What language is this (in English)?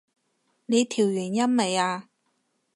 Cantonese